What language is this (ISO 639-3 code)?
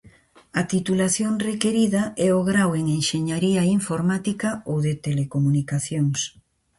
glg